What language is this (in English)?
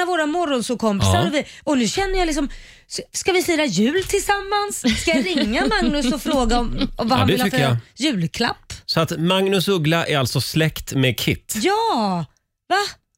Swedish